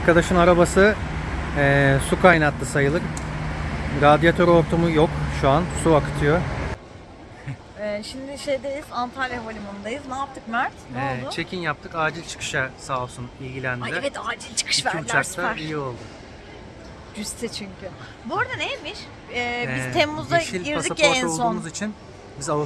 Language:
Turkish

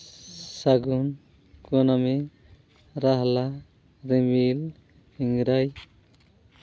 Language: Santali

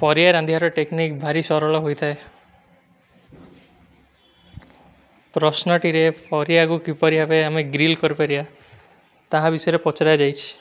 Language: Kui (India)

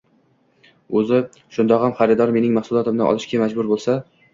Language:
Uzbek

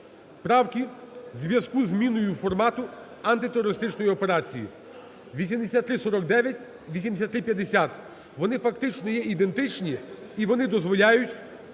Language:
Ukrainian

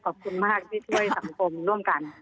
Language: Thai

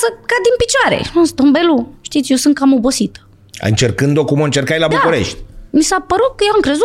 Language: Romanian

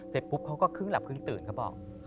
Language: Thai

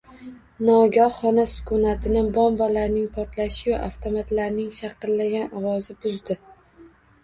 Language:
Uzbek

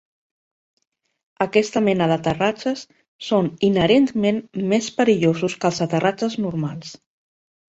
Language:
Catalan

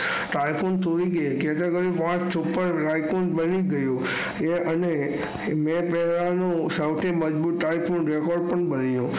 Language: Gujarati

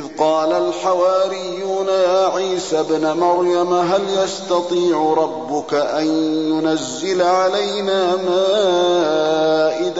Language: Arabic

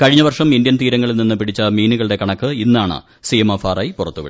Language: Malayalam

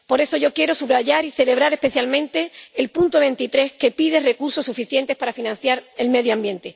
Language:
Spanish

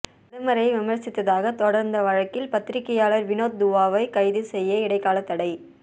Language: Tamil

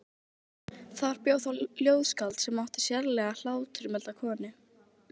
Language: Icelandic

